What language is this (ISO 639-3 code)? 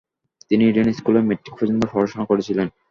ben